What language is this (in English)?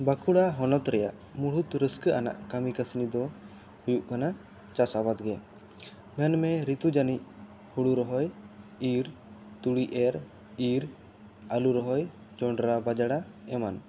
Santali